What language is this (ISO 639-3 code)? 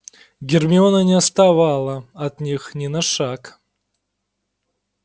rus